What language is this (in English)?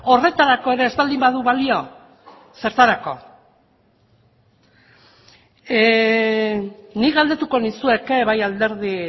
Basque